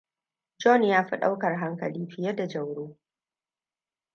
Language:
Hausa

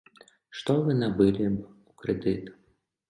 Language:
Belarusian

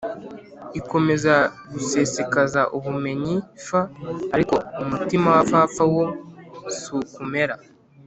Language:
Kinyarwanda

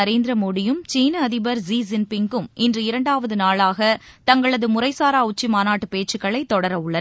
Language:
Tamil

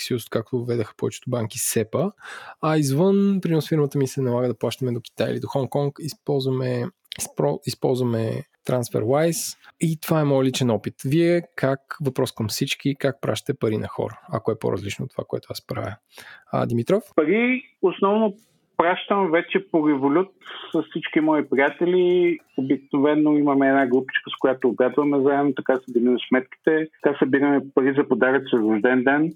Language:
Bulgarian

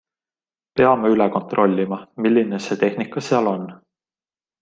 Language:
Estonian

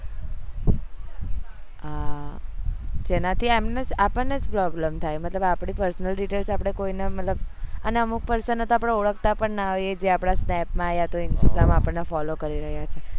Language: Gujarati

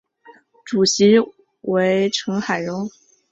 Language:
Chinese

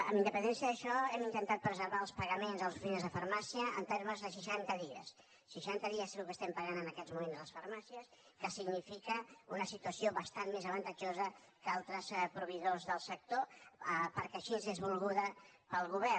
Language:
Catalan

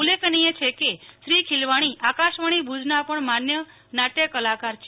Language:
Gujarati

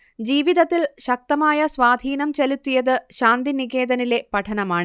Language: Malayalam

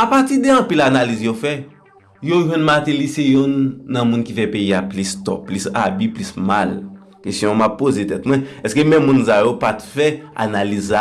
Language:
French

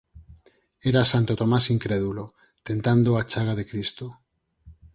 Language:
Galician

